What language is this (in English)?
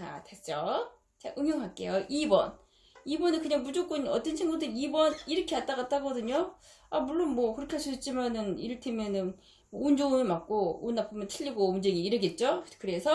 Korean